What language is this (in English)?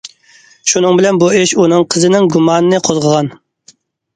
Uyghur